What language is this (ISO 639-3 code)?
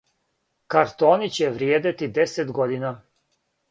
srp